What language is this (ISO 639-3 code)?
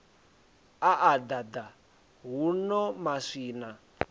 ven